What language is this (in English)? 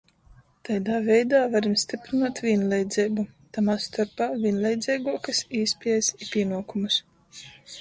Latgalian